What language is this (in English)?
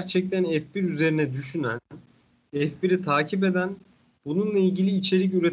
Turkish